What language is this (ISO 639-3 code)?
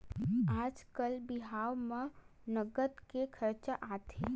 hne